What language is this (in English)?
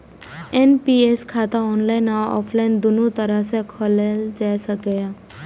Maithili